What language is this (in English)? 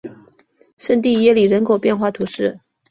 Chinese